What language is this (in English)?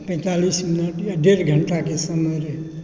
Maithili